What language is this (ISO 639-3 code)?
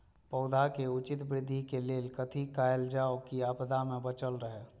mai